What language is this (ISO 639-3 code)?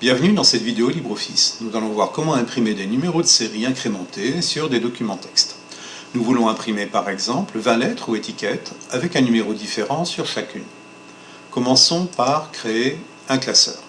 fra